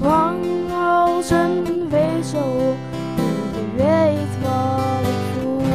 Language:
Dutch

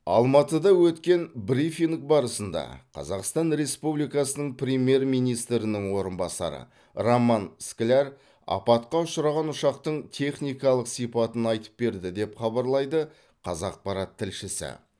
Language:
Kazakh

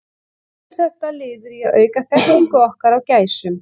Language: Icelandic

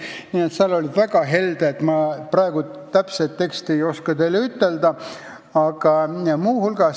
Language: Estonian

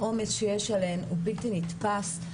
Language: Hebrew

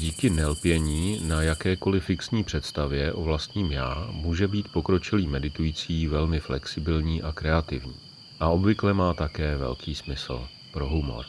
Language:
Czech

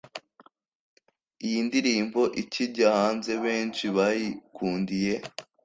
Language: Kinyarwanda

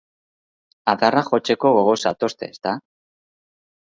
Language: Basque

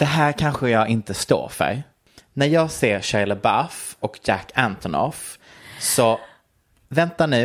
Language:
Swedish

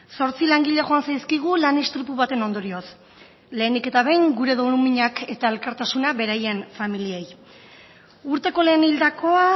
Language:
Basque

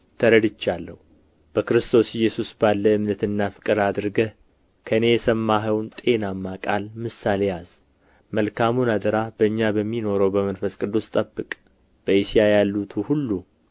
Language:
Amharic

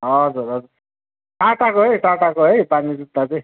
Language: Nepali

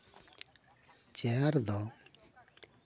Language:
Santali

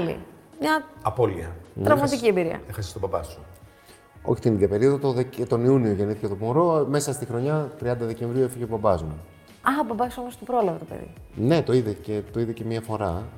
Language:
Greek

